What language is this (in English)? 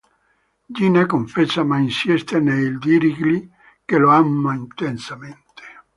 Italian